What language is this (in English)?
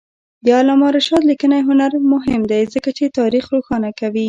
Pashto